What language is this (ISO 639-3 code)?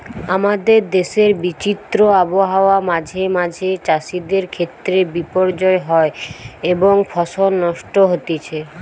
ben